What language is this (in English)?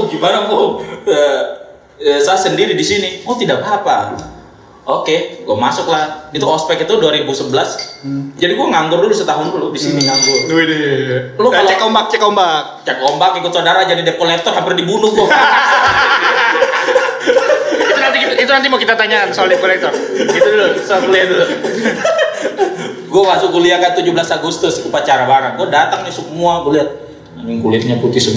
Indonesian